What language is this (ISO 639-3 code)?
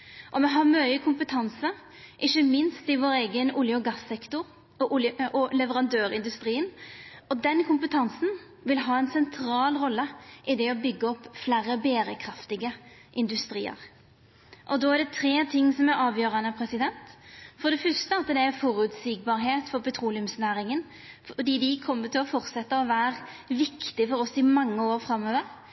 nno